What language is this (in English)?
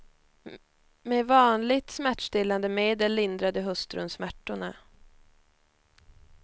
Swedish